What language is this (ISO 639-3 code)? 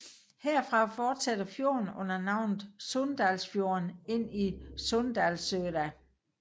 dan